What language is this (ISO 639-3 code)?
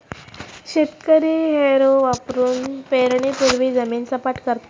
mar